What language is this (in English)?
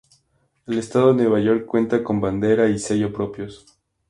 Spanish